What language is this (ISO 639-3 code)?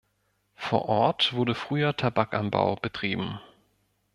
deu